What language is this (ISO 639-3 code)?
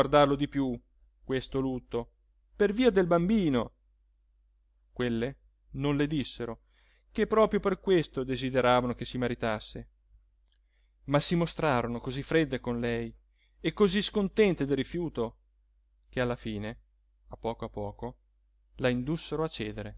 ita